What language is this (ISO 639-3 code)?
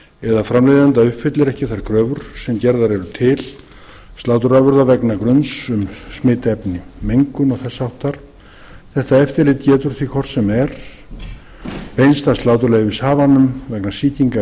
isl